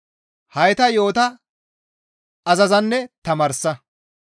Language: Gamo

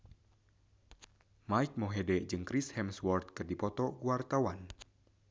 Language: Sundanese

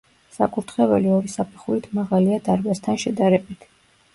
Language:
Georgian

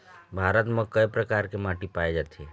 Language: Chhattisgarhi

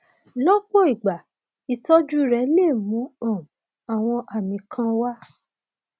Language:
Yoruba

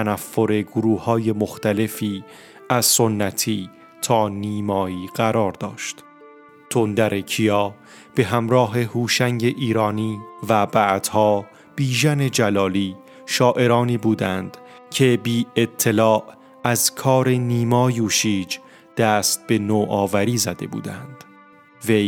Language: Persian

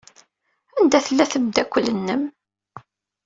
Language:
Kabyle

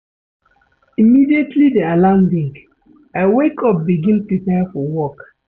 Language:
Nigerian Pidgin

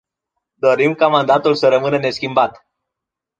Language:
Romanian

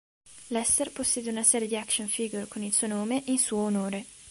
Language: Italian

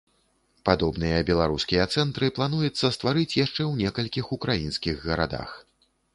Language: Belarusian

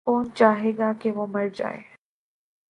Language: Urdu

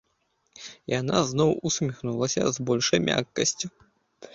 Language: Belarusian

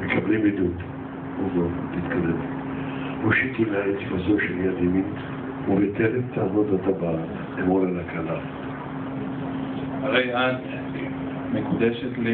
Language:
Hebrew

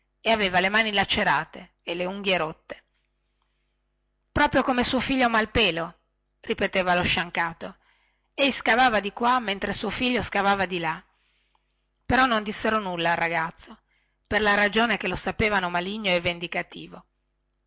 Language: Italian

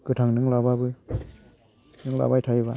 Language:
Bodo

